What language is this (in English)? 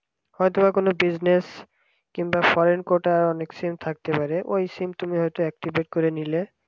Bangla